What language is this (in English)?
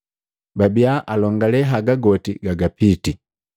Matengo